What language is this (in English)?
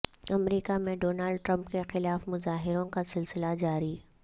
Urdu